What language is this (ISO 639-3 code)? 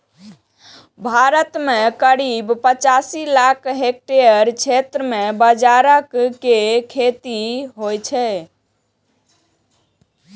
mai